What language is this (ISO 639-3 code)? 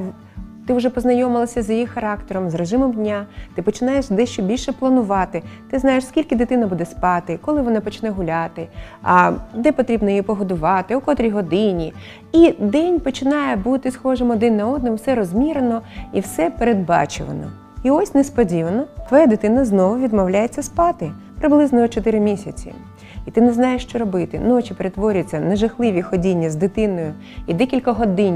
ukr